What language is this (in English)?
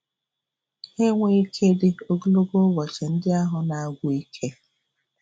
Igbo